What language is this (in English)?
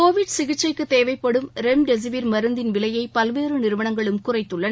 Tamil